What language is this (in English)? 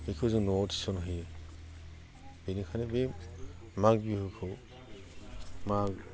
Bodo